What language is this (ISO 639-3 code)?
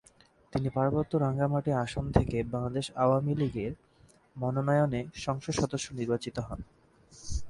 ben